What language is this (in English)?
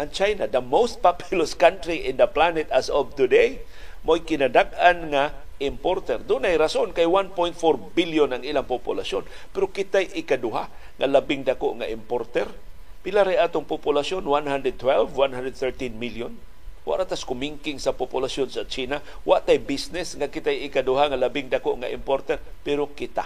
Filipino